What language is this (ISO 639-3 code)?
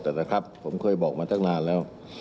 tha